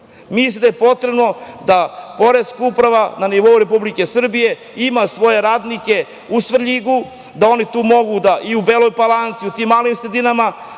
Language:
Serbian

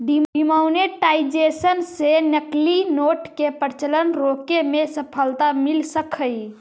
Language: Magahi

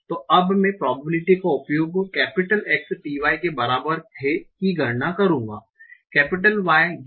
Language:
Hindi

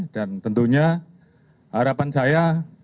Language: Indonesian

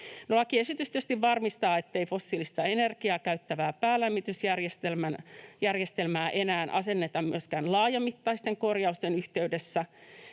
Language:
Finnish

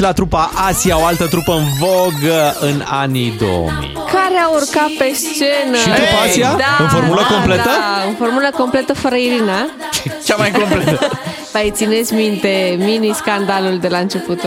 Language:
Romanian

